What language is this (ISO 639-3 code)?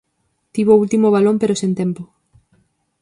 glg